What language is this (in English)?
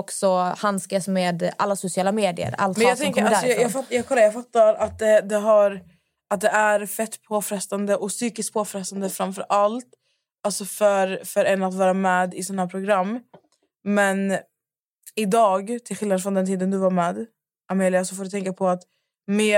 Swedish